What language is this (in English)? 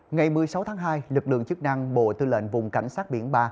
Vietnamese